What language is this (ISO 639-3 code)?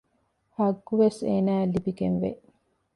div